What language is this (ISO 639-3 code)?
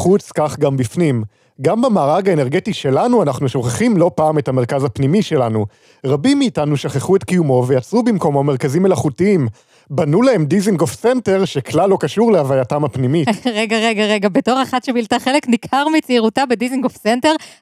heb